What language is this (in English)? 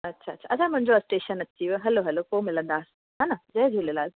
Sindhi